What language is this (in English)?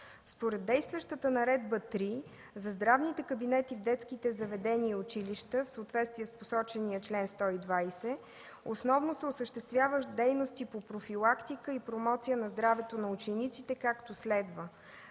Bulgarian